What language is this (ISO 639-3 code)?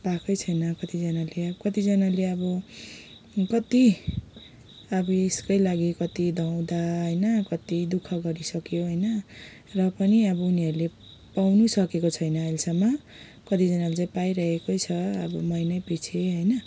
nep